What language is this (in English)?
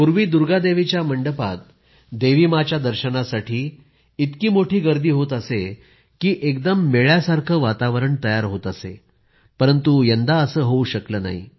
Marathi